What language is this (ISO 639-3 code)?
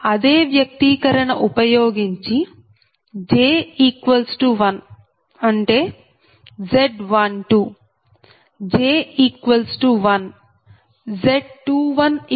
tel